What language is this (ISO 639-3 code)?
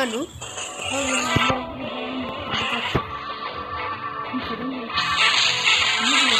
spa